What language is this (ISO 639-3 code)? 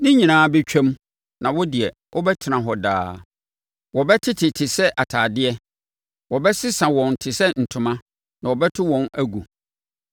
aka